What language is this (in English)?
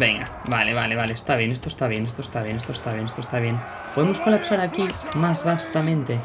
Spanish